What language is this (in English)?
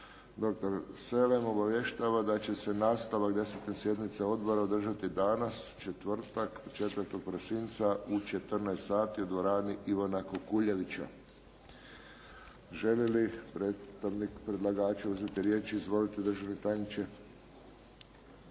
Croatian